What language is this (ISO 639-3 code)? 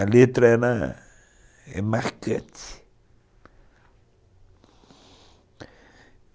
por